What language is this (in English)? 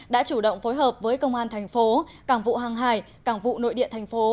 Vietnamese